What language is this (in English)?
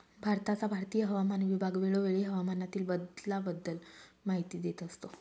Marathi